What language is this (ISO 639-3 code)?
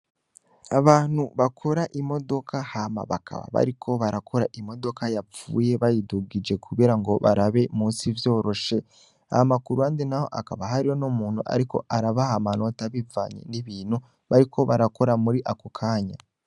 run